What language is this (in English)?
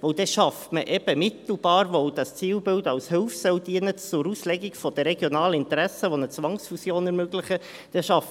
Swiss German